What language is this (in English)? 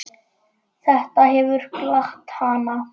Icelandic